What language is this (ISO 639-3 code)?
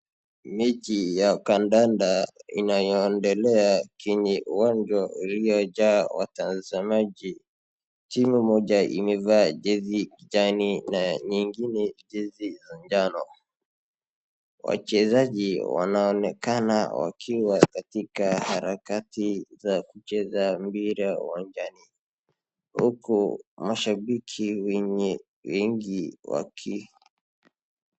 swa